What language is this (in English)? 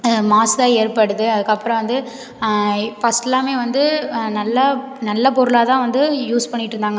Tamil